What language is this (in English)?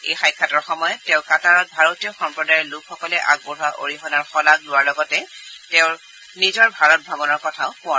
Assamese